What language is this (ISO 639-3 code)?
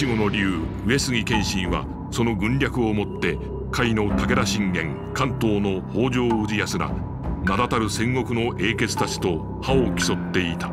jpn